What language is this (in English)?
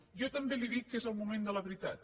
Catalan